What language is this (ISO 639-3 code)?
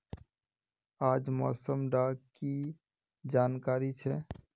mag